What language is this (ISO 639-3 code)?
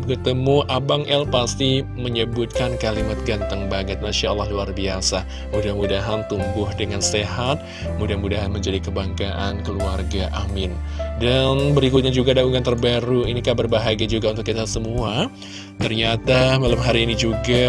ind